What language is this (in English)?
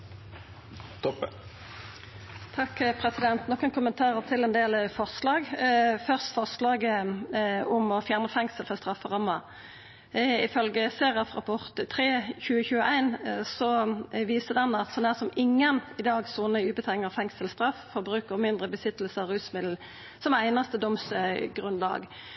Norwegian Nynorsk